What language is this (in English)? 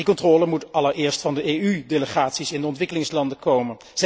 Dutch